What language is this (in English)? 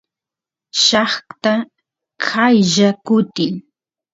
Santiago del Estero Quichua